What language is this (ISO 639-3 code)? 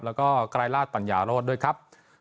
tha